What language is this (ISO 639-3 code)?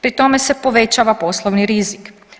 hrv